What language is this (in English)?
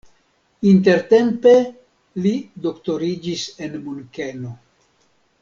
Esperanto